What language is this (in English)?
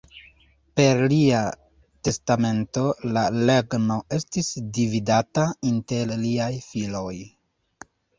Esperanto